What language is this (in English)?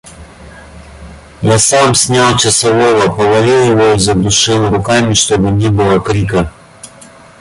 Russian